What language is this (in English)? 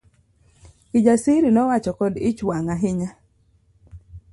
Luo (Kenya and Tanzania)